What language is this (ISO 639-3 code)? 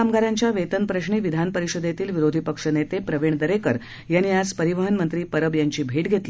mar